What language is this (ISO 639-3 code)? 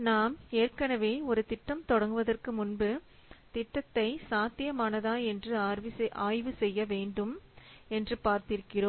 tam